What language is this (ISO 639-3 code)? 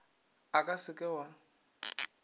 nso